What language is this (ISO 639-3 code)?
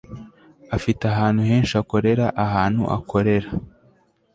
kin